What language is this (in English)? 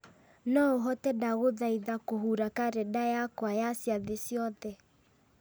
Kikuyu